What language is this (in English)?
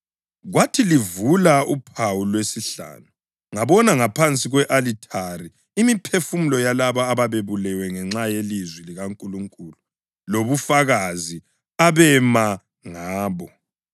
North Ndebele